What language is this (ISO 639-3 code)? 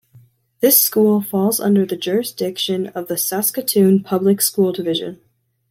eng